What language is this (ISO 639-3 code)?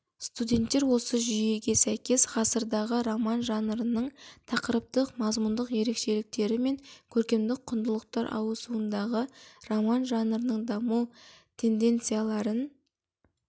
kaz